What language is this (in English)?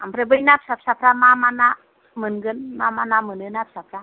Bodo